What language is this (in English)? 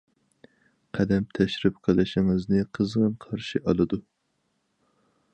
Uyghur